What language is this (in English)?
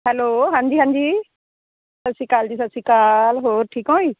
Punjabi